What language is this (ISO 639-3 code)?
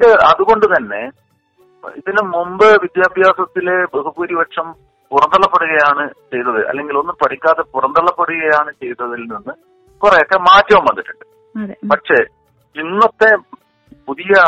mal